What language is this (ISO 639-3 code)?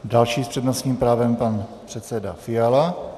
ces